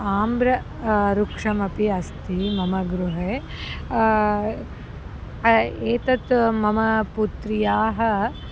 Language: Sanskrit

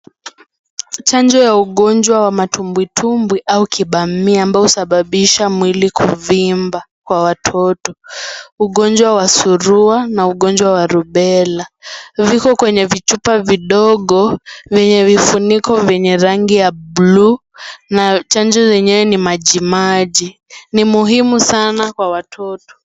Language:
Swahili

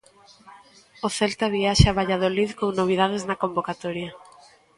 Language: Galician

